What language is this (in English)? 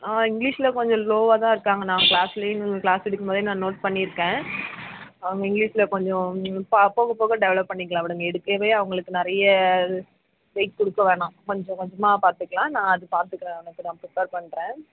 Tamil